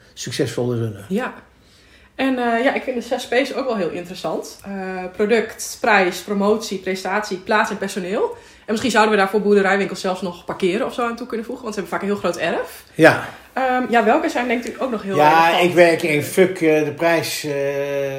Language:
Dutch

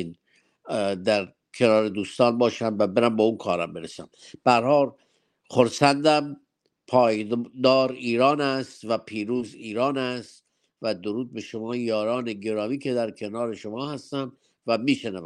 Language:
Persian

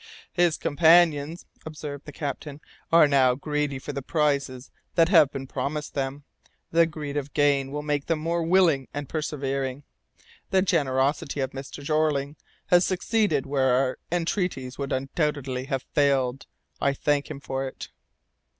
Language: English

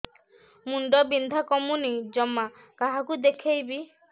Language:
Odia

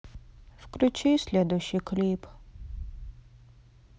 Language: Russian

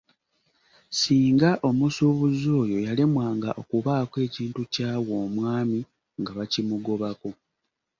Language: Ganda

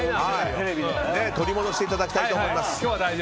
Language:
Japanese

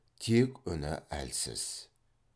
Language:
Kazakh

